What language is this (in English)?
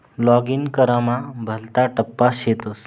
Marathi